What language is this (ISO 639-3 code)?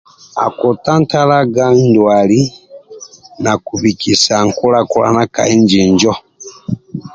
rwm